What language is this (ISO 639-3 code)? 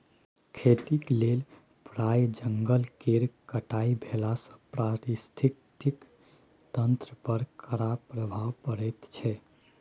mai